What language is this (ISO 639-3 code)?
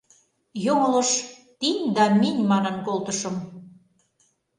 chm